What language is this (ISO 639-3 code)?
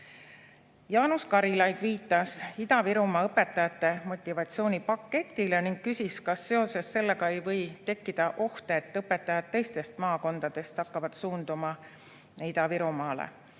est